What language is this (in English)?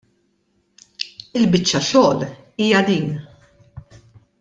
Maltese